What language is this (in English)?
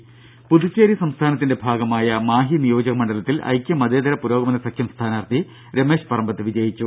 Malayalam